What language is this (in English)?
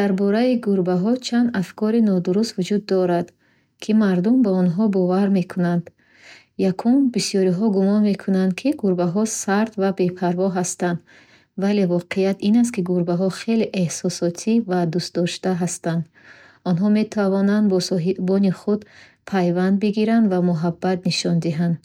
Bukharic